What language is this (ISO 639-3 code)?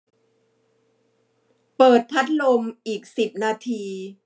tha